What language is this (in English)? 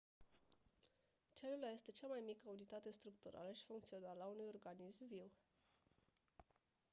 Romanian